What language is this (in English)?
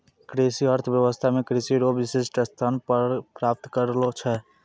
Maithili